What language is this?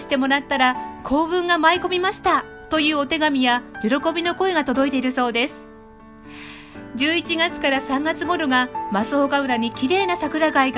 Japanese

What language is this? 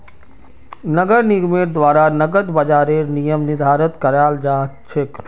Magahi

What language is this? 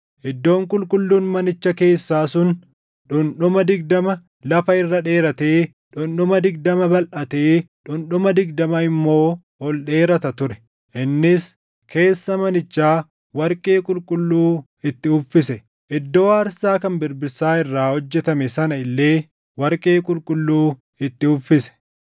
Oromo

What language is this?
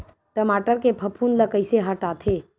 Chhattisgarhi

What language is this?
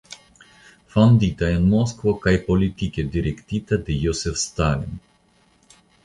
Esperanto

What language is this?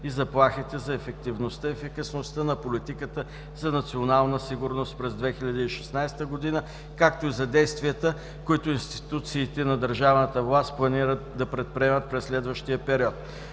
Bulgarian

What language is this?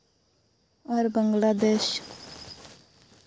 Santali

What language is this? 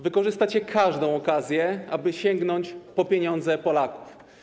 Polish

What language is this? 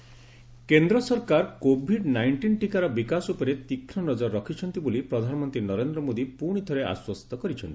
Odia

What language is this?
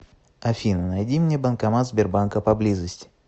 Russian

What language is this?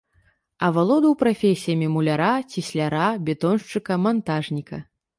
Belarusian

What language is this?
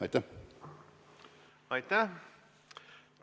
Estonian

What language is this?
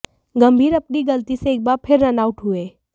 Hindi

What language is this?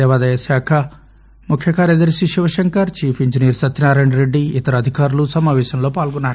Telugu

